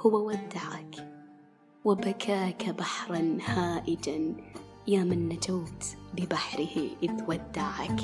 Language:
Arabic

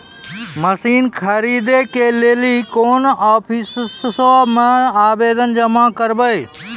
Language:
Maithili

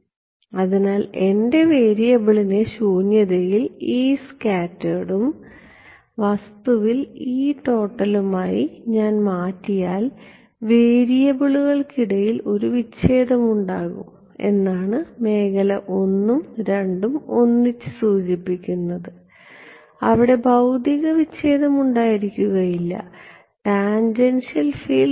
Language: Malayalam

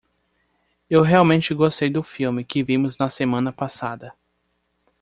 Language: Portuguese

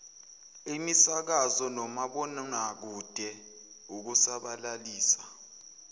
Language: Zulu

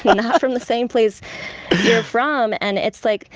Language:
English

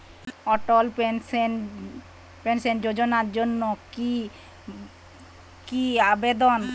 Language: Bangla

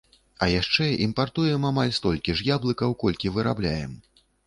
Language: Belarusian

